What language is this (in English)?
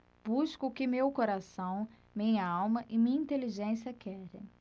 Portuguese